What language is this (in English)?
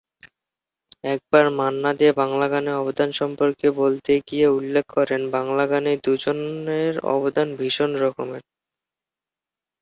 Bangla